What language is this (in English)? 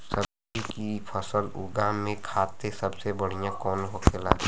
Bhojpuri